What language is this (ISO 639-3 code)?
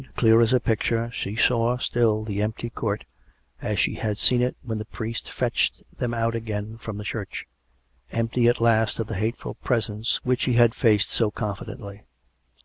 eng